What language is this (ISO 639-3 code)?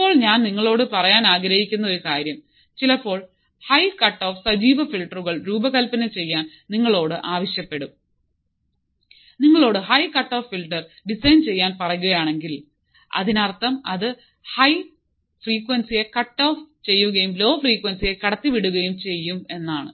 mal